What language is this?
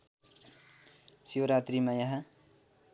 Nepali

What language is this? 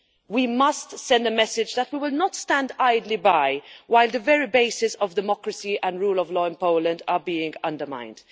English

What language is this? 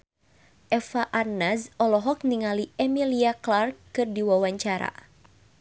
Sundanese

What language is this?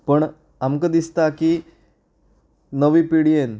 Konkani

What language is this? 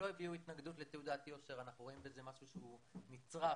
Hebrew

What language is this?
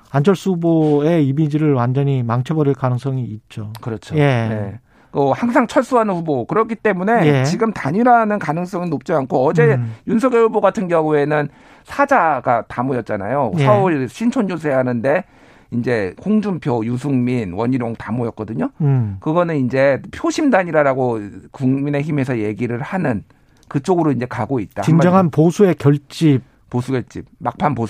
Korean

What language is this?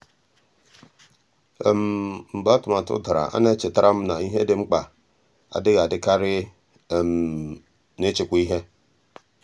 Igbo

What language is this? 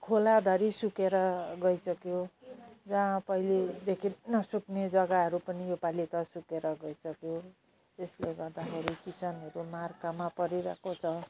Nepali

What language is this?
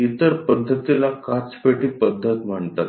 Marathi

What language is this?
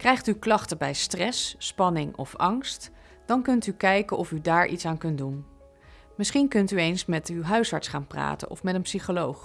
Dutch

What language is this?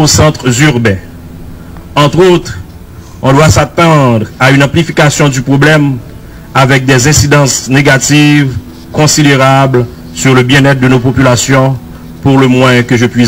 French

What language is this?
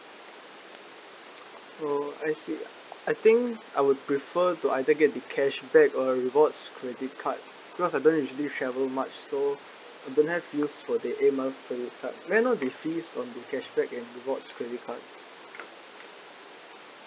English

